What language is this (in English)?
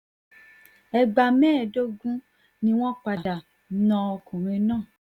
Yoruba